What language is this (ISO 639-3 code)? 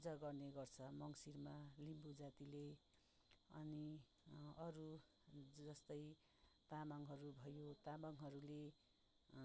nep